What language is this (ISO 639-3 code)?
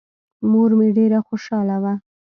pus